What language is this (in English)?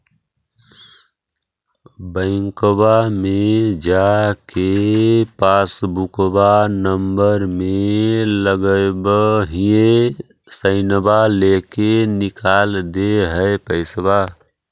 Magahi